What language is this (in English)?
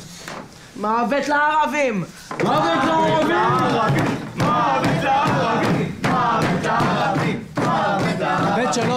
Hebrew